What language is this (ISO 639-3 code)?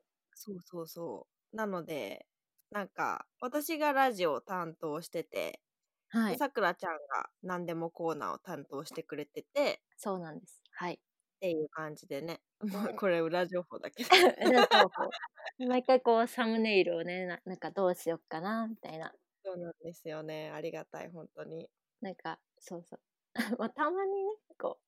jpn